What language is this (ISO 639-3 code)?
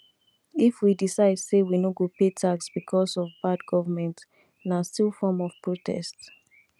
pcm